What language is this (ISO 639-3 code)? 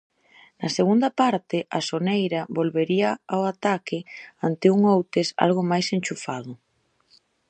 glg